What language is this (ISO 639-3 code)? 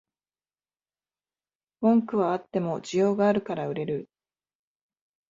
jpn